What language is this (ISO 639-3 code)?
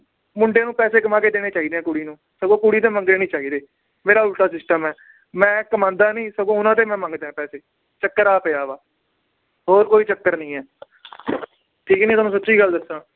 pan